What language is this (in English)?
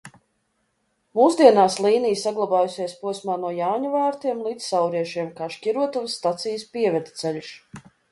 Latvian